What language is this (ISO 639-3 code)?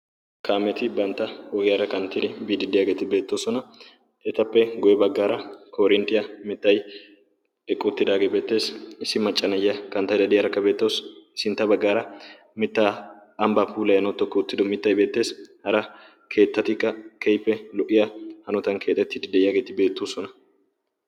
wal